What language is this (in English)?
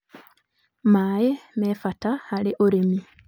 Kikuyu